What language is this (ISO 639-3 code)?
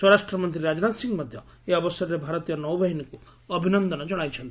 ori